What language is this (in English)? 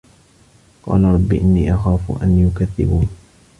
Arabic